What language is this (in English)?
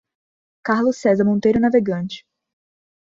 Portuguese